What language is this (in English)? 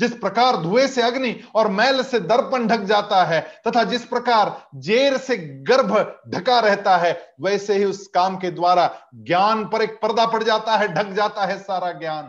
Hindi